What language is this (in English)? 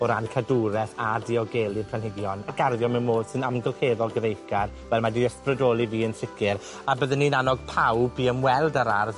Welsh